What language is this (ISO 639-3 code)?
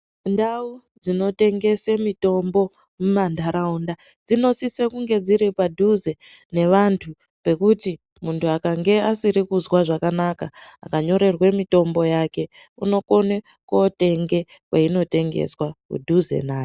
ndc